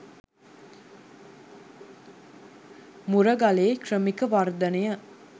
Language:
Sinhala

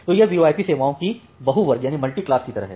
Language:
Hindi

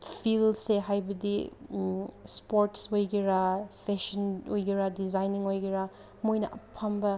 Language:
Manipuri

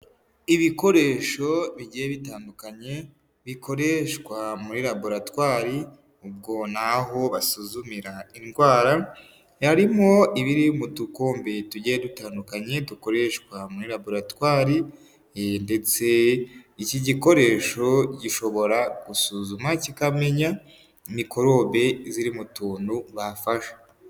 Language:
Kinyarwanda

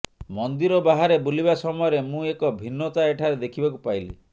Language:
Odia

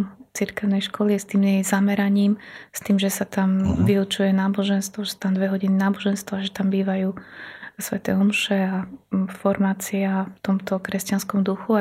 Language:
Slovak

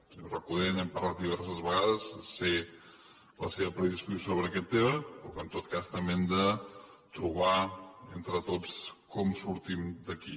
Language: Catalan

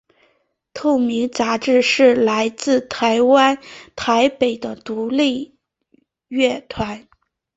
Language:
Chinese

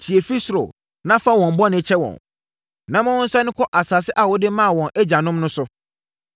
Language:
Akan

